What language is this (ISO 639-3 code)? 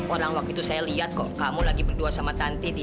ind